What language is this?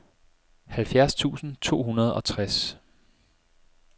Danish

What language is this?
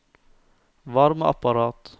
Norwegian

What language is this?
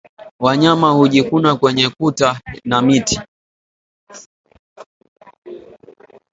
Swahili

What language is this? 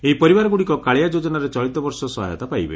Odia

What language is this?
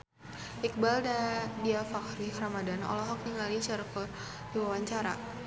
Sundanese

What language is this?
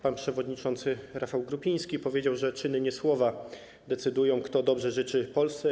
Polish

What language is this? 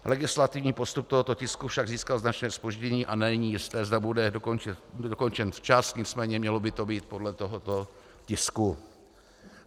Czech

